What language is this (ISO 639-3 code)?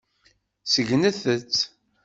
kab